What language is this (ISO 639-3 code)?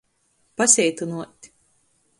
ltg